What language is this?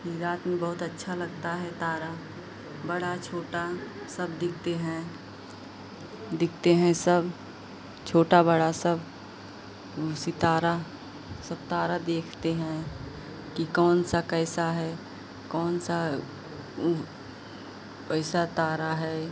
Hindi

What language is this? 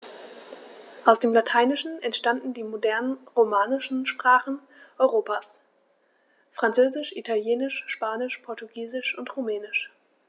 German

